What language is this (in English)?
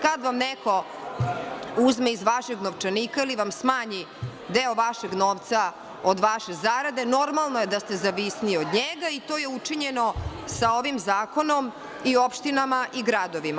Serbian